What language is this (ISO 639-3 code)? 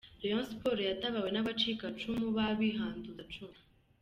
kin